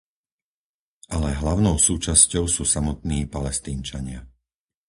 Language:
Slovak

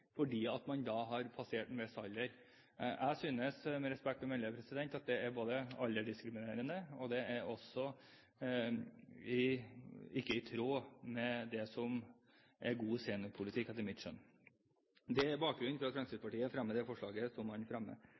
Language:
Norwegian Bokmål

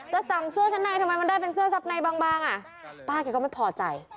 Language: Thai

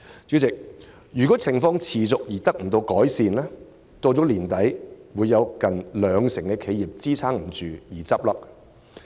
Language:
Cantonese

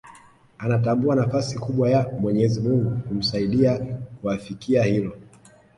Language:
Swahili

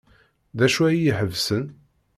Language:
Kabyle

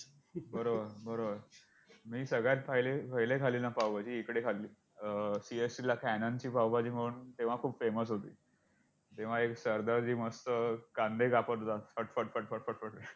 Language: Marathi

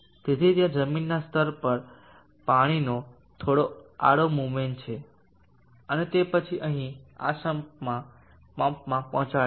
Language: Gujarati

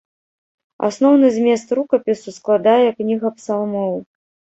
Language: Belarusian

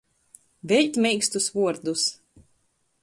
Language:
Latgalian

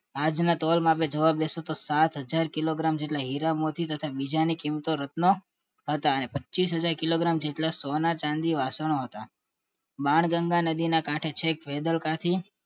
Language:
Gujarati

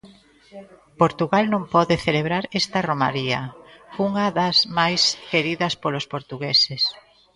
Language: Galician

